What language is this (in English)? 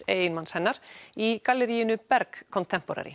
Icelandic